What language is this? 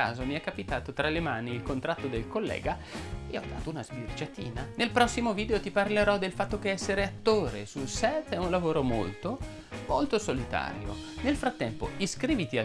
Italian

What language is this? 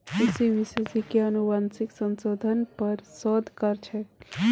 Magahi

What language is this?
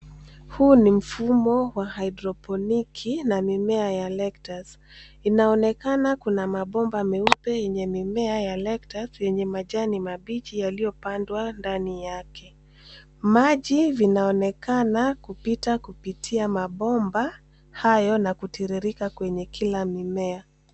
Swahili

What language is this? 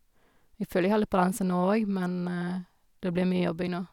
Norwegian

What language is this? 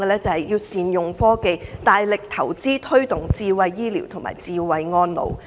Cantonese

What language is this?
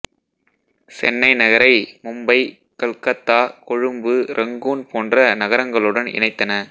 Tamil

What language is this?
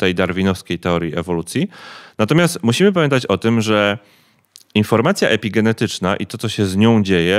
Polish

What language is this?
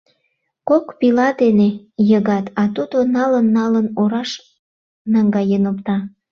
Mari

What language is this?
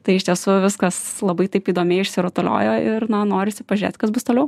Lithuanian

